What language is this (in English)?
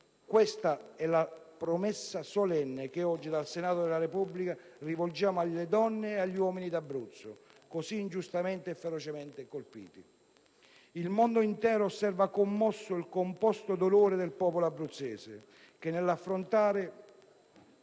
Italian